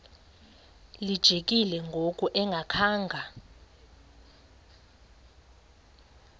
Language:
Xhosa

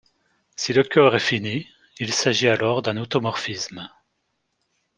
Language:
French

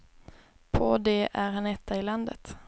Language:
Swedish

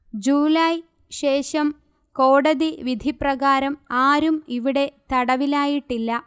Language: Malayalam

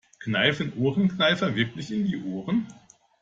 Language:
German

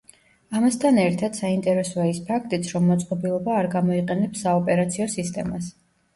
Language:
Georgian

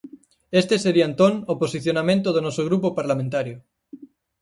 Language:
Galician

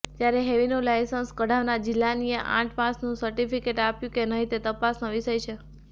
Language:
Gujarati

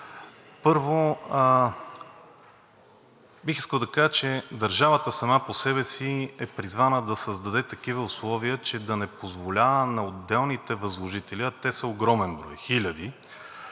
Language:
Bulgarian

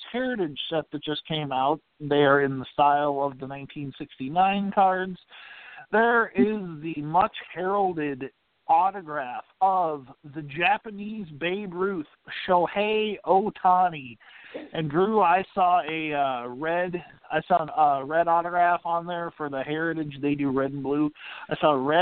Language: English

